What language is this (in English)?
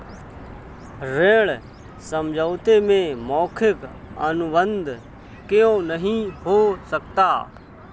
Hindi